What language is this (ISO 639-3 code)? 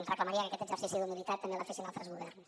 cat